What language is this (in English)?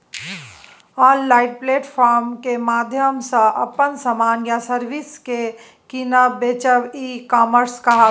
Maithili